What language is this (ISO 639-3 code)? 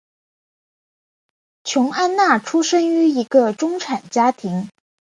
zho